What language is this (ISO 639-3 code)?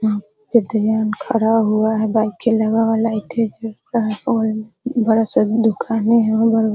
hin